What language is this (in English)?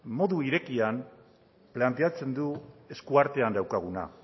Basque